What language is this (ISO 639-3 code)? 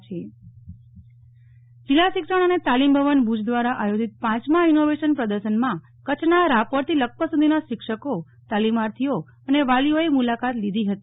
guj